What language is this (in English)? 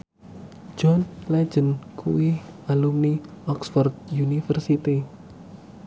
Javanese